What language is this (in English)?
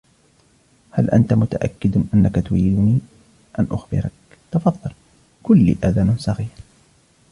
Arabic